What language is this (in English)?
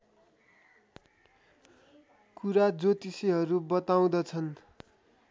Nepali